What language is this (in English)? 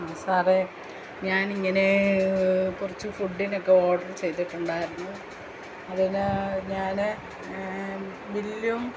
Malayalam